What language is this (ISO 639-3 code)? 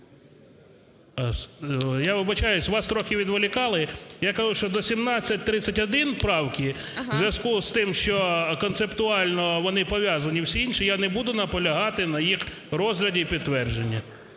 ukr